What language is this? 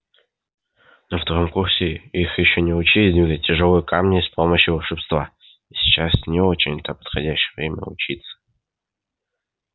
Russian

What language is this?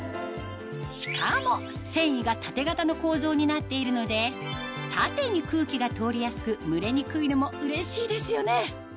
Japanese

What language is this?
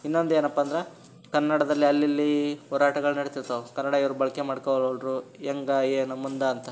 Kannada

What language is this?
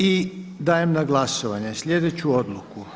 Croatian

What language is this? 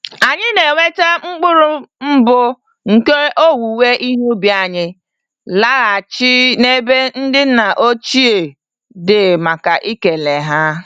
Igbo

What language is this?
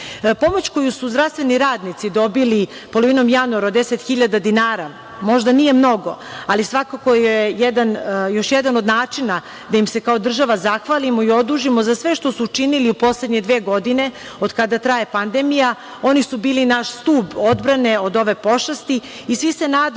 Serbian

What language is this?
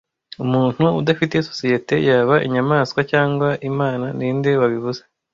Kinyarwanda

